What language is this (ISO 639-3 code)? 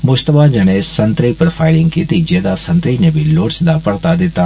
doi